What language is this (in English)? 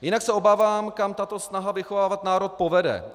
Czech